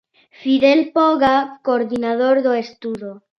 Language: Galician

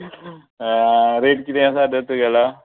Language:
Konkani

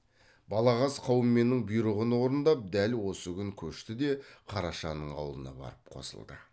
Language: Kazakh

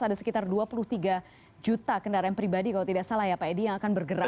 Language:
Indonesian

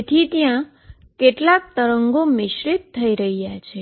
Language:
Gujarati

